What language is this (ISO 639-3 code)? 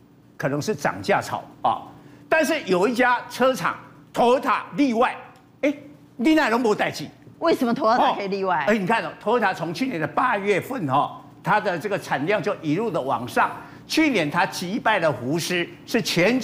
zho